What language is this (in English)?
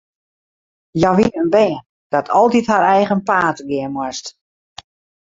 Western Frisian